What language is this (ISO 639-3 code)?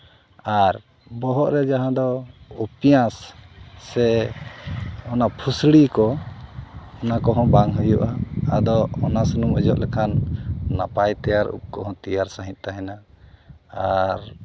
sat